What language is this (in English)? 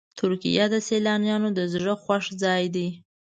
Pashto